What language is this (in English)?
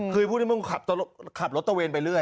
Thai